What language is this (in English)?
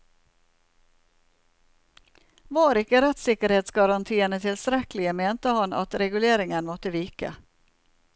Norwegian